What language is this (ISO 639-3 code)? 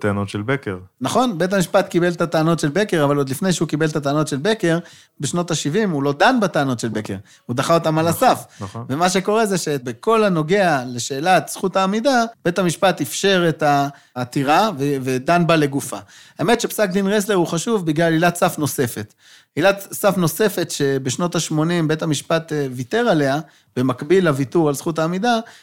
heb